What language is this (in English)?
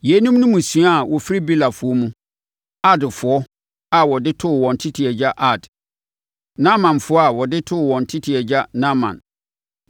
Akan